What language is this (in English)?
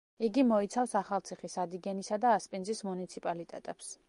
Georgian